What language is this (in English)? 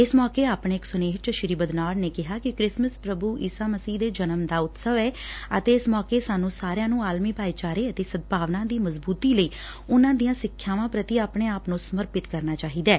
Punjabi